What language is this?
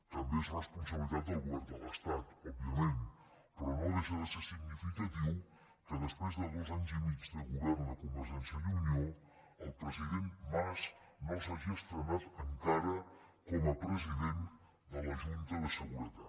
Catalan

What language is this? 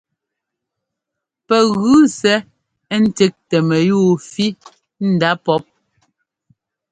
Ngomba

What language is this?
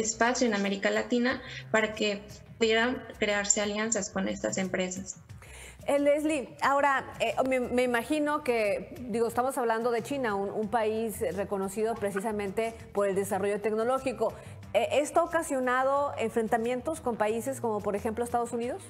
Spanish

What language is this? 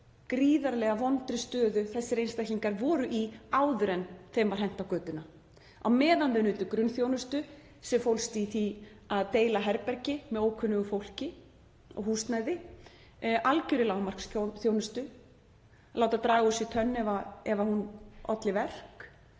Icelandic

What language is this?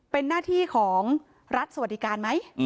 Thai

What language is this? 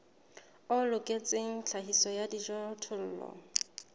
Southern Sotho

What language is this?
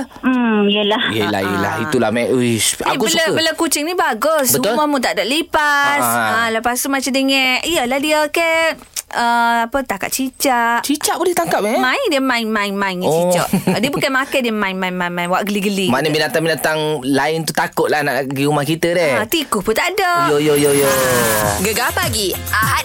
Malay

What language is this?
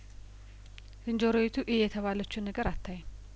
Amharic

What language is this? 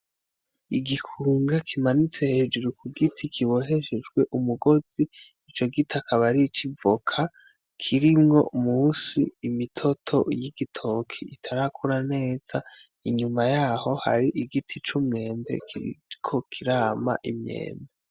Rundi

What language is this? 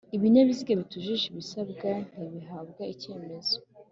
Kinyarwanda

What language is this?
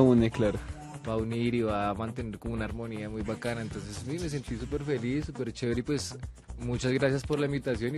Spanish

